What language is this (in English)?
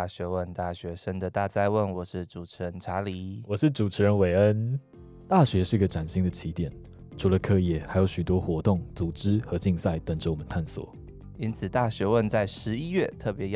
Chinese